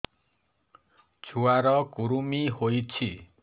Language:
Odia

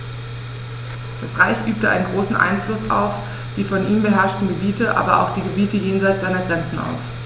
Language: German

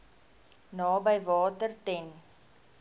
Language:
Afrikaans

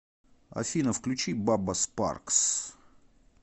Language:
Russian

